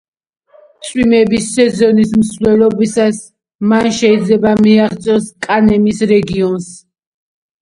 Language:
Georgian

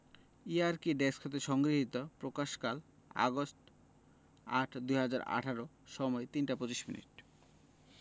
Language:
Bangla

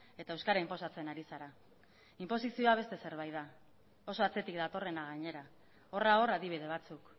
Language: Basque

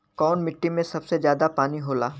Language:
Bhojpuri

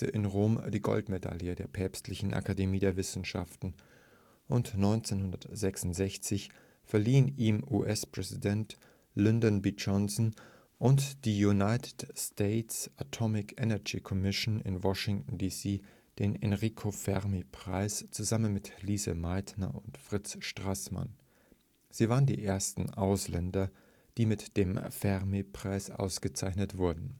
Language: German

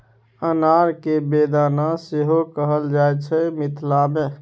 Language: Maithili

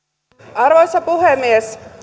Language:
Finnish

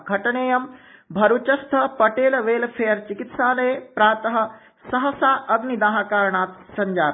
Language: Sanskrit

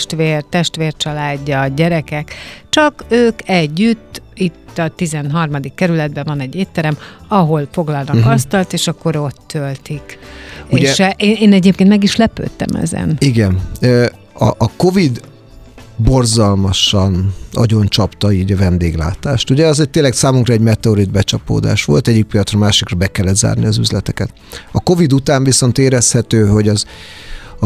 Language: Hungarian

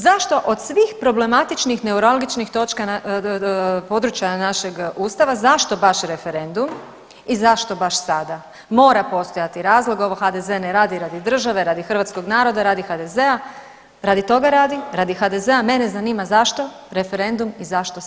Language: Croatian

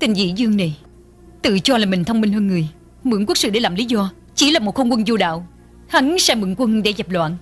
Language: Vietnamese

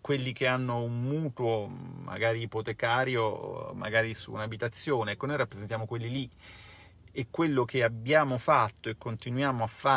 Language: Italian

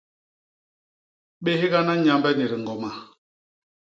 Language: Basaa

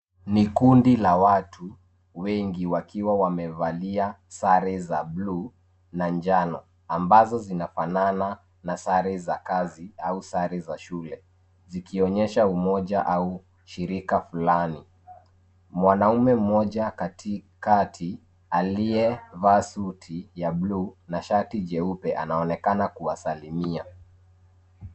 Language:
Swahili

